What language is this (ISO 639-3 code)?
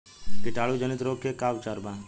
bho